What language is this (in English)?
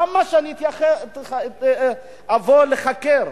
Hebrew